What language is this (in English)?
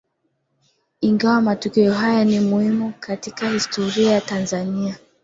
Swahili